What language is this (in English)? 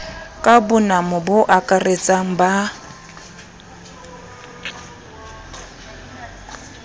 Southern Sotho